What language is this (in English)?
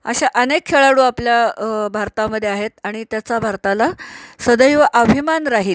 Marathi